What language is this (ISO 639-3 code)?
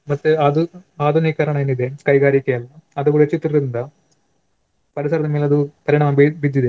kan